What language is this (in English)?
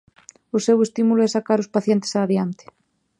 Galician